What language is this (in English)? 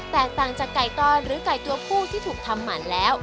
Thai